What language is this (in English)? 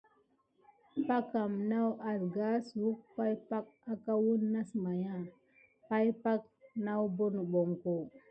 Gidar